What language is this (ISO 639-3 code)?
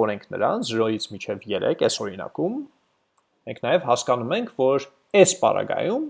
eng